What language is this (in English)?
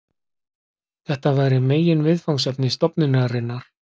Icelandic